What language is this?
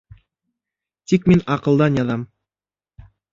Bashkir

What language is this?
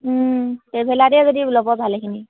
Assamese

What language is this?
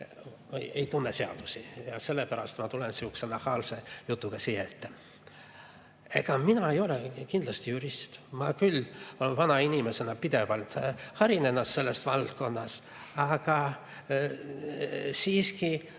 Estonian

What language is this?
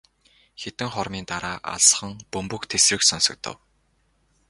Mongolian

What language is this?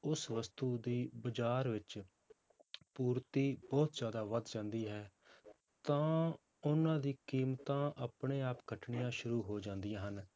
Punjabi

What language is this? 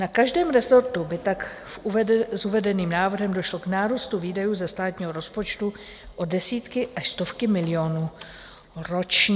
Czech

